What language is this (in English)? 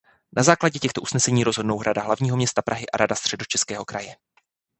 Czech